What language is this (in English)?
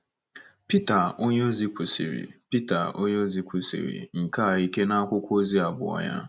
Igbo